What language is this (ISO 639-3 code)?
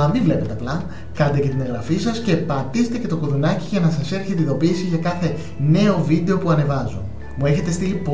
ell